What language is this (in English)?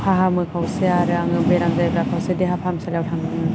Bodo